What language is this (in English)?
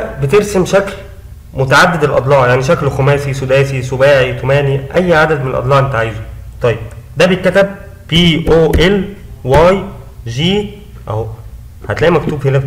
Arabic